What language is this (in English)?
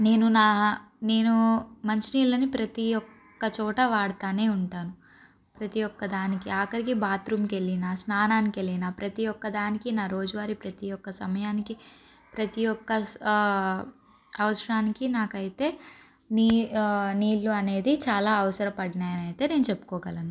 Telugu